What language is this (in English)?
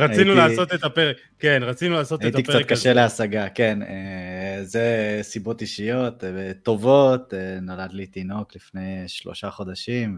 Hebrew